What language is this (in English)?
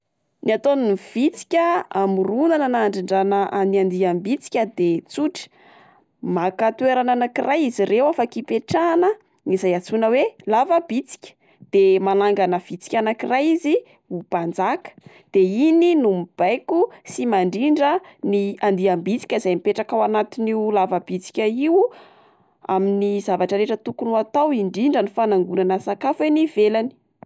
Malagasy